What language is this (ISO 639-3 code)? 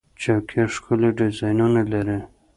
pus